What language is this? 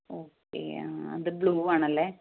Malayalam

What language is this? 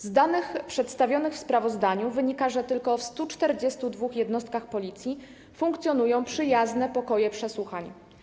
Polish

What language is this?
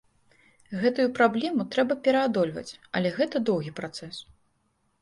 Belarusian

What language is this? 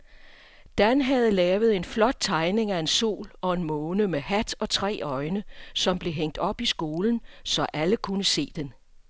Danish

